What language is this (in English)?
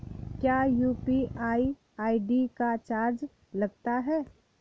Hindi